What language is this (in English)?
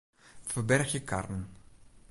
Western Frisian